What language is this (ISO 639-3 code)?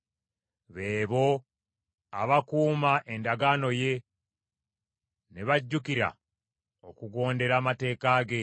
lug